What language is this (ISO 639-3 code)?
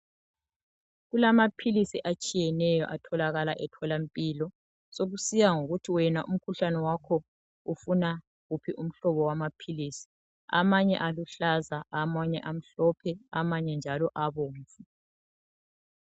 nde